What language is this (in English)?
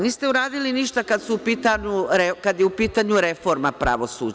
Serbian